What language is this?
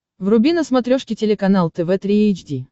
Russian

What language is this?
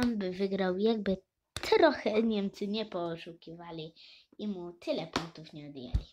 Polish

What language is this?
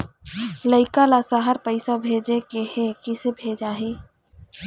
Chhattisgarhi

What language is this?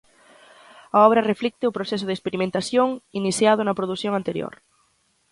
Galician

